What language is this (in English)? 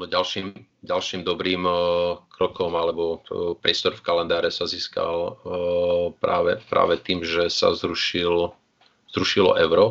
Slovak